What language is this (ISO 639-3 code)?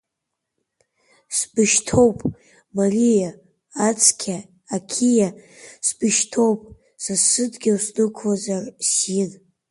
abk